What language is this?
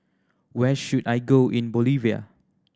English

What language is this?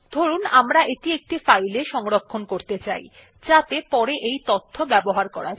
Bangla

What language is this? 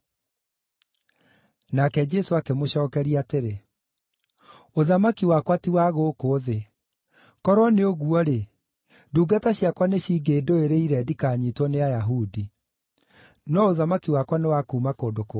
Kikuyu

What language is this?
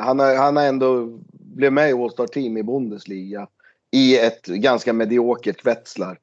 Swedish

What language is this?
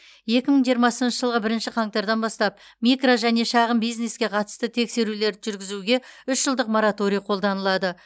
Kazakh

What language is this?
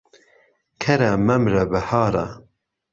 Central Kurdish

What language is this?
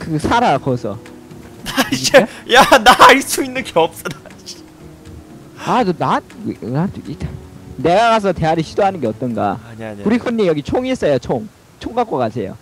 Korean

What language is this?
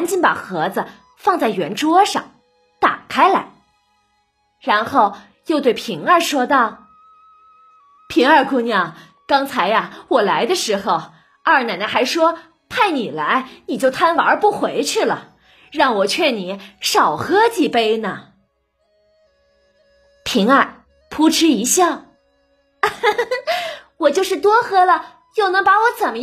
Chinese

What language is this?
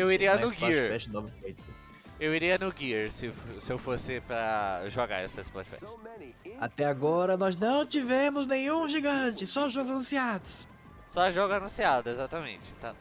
Portuguese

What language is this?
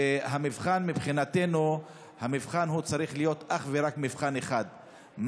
Hebrew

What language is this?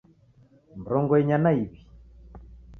Taita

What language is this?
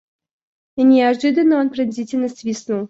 Russian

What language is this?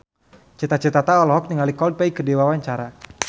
Sundanese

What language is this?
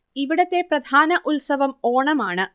Malayalam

